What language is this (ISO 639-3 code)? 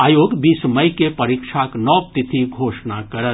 mai